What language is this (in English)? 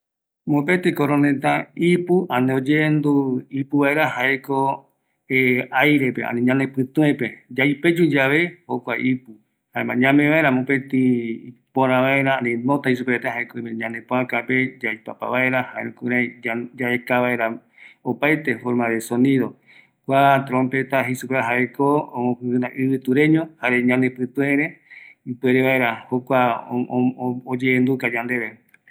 Eastern Bolivian Guaraní